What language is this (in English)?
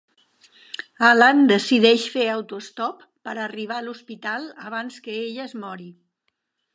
Catalan